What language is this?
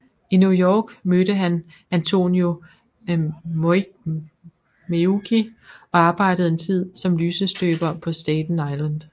Danish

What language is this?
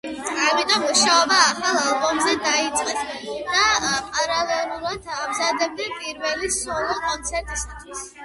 Georgian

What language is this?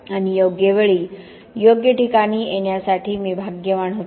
Marathi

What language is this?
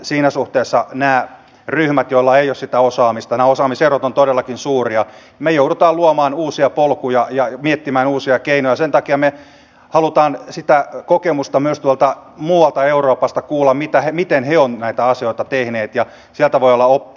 Finnish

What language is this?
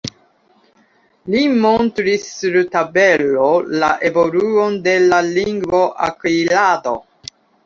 Esperanto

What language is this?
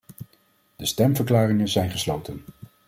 Dutch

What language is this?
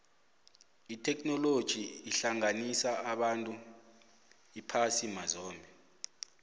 South Ndebele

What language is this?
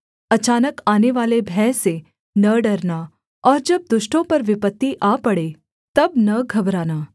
Hindi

